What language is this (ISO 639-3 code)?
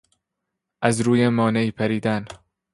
fas